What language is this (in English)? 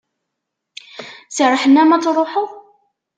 Kabyle